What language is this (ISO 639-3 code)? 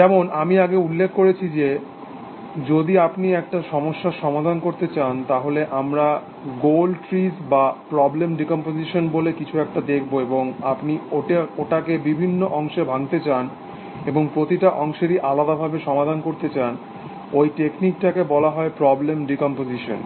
ben